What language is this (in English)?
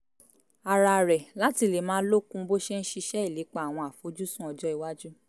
Yoruba